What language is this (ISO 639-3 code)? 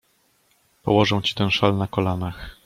pol